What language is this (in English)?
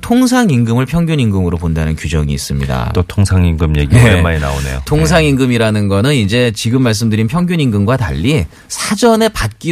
Korean